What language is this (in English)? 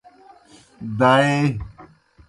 Kohistani Shina